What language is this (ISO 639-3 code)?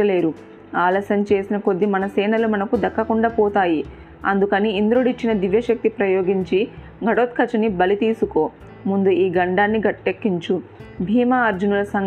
tel